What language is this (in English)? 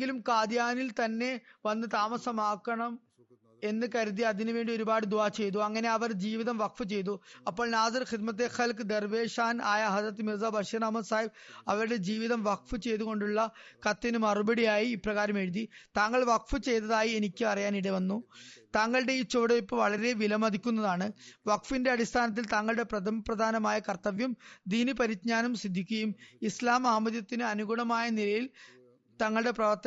Malayalam